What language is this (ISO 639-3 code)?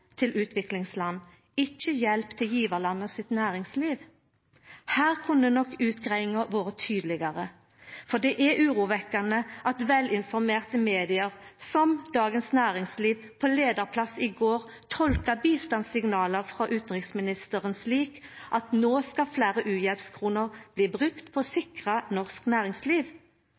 nno